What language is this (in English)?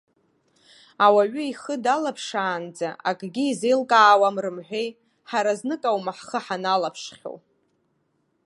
Abkhazian